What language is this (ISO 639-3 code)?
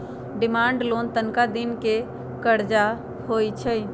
mag